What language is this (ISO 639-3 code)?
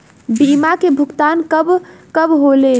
bho